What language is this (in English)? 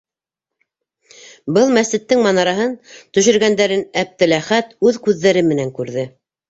Bashkir